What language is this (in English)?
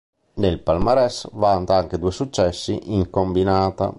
Italian